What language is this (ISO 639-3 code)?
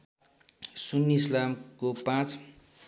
nep